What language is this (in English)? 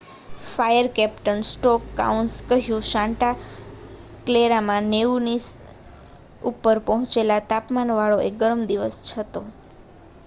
Gujarati